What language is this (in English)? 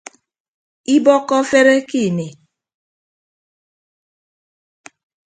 Ibibio